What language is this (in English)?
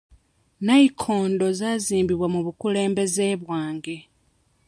Ganda